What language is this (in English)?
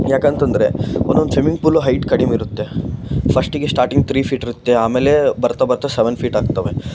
Kannada